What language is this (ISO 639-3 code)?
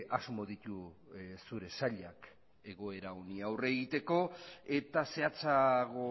eus